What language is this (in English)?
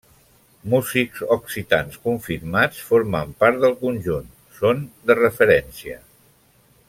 Catalan